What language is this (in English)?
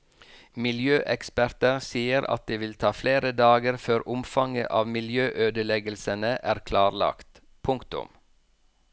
Norwegian